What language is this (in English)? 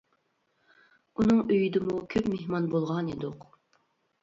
Uyghur